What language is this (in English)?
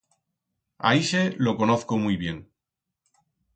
Aragonese